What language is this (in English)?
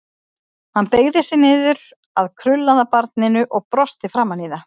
Icelandic